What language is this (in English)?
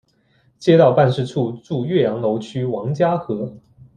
Chinese